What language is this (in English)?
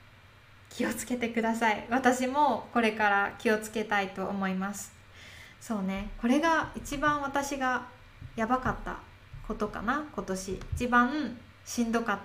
Japanese